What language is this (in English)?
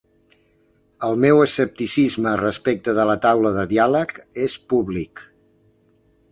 Catalan